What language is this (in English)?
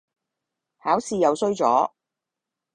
Cantonese